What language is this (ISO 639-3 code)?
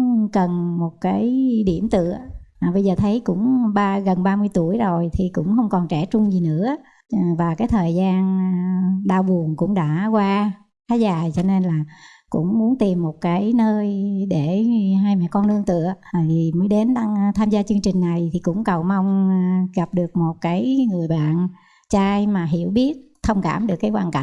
vie